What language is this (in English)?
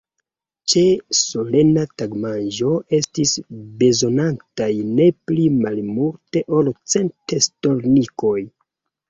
Esperanto